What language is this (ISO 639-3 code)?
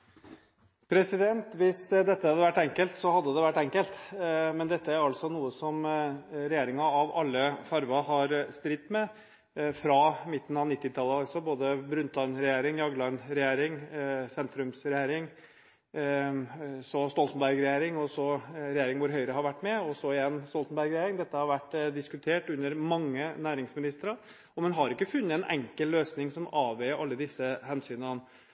nob